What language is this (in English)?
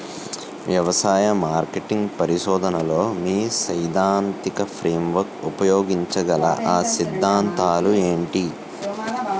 Telugu